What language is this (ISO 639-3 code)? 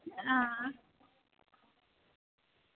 doi